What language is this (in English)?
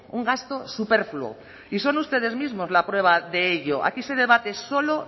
Spanish